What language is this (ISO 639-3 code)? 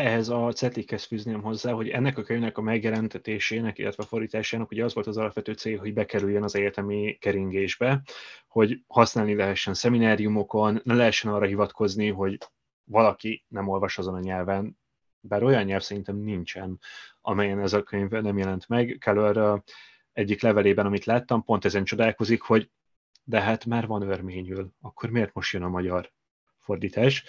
hun